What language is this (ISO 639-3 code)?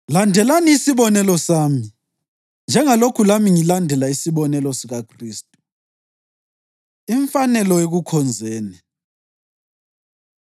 nde